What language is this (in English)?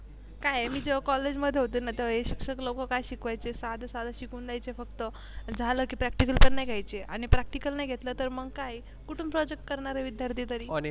Marathi